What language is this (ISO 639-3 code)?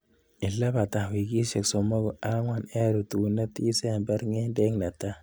kln